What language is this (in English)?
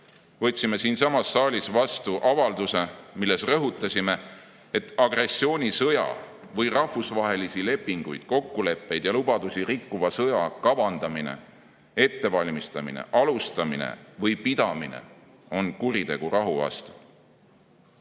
Estonian